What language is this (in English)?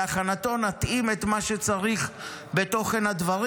Hebrew